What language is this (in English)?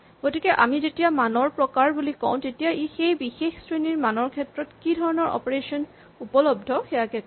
Assamese